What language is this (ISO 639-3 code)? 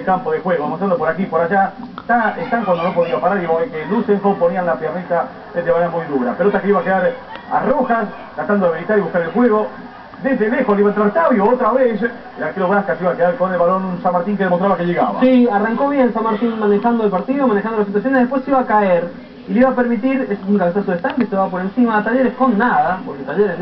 spa